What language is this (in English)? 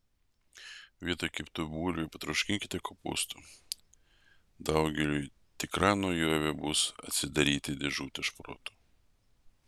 Lithuanian